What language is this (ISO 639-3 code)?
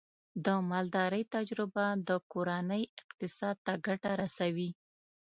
pus